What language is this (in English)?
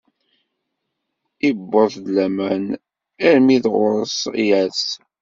Kabyle